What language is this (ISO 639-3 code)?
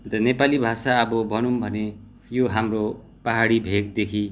nep